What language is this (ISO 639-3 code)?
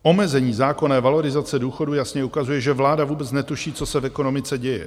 ces